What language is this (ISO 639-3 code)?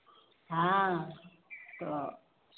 hin